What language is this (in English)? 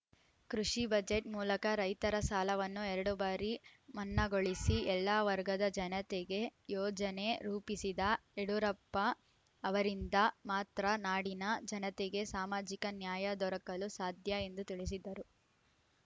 Kannada